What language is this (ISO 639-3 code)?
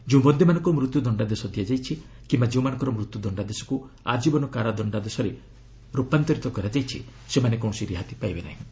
ori